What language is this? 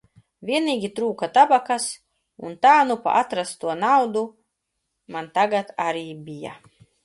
Latvian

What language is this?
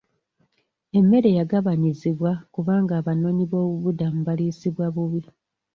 Ganda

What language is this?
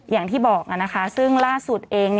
Thai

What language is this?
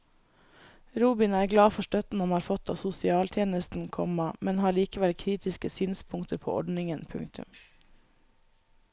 Norwegian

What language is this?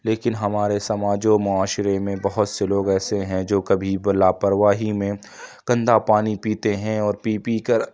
Urdu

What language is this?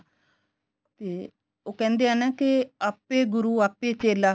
Punjabi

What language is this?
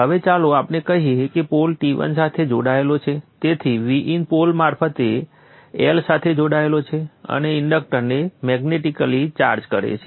Gujarati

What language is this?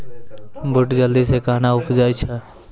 Maithili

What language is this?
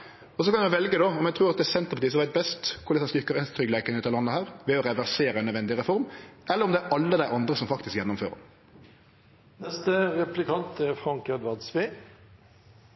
Norwegian Nynorsk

